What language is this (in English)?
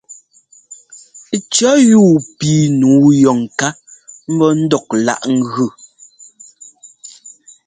Ngomba